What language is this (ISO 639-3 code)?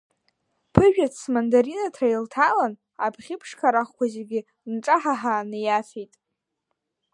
abk